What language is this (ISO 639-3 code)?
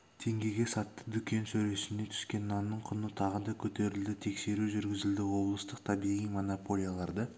kaz